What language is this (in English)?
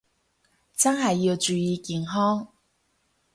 Cantonese